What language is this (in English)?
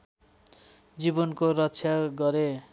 Nepali